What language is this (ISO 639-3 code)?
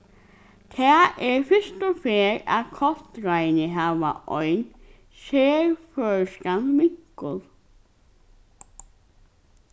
fao